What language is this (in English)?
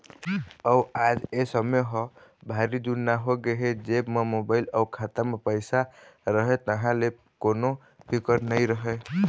Chhattisgarhi